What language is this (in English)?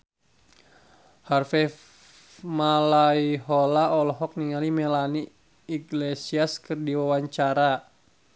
Sundanese